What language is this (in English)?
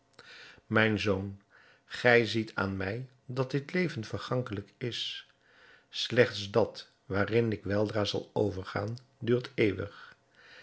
Dutch